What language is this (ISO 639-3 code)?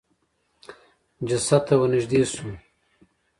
pus